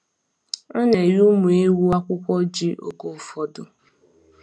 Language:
Igbo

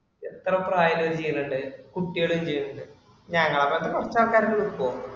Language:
Malayalam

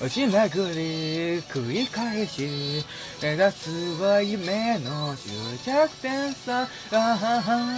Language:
Japanese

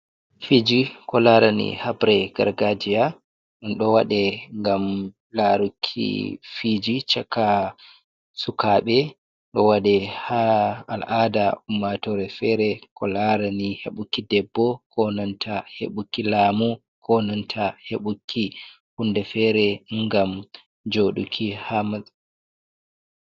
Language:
Fula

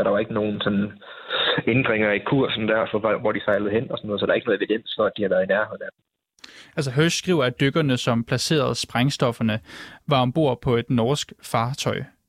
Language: Danish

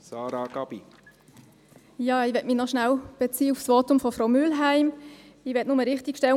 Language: Swiss German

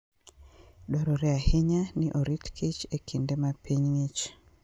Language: Luo (Kenya and Tanzania)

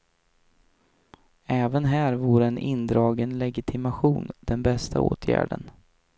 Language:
Swedish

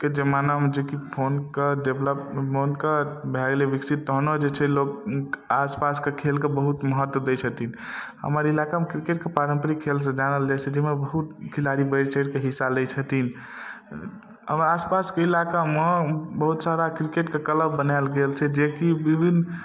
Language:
Maithili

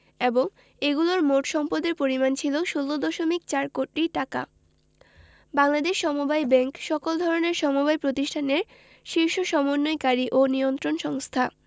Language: Bangla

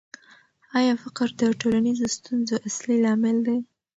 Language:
Pashto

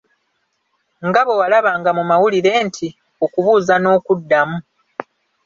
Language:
Ganda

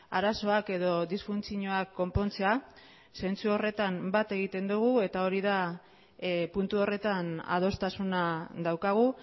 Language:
Basque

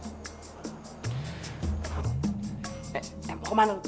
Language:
Indonesian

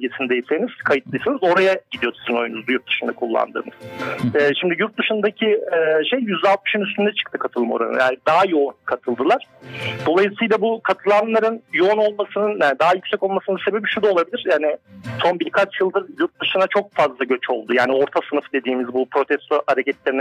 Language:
Turkish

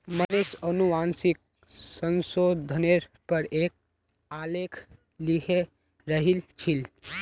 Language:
Magahi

